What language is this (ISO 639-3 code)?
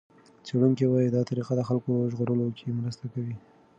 pus